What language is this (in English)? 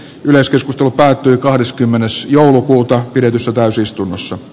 Finnish